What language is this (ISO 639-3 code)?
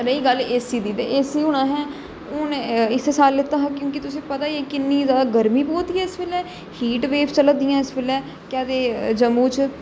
doi